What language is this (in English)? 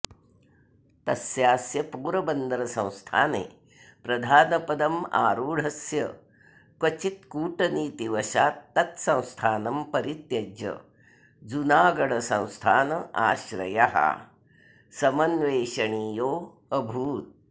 Sanskrit